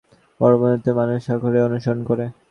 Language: Bangla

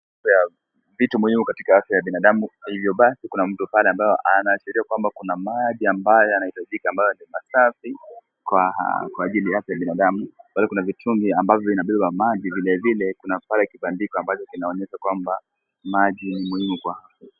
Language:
Swahili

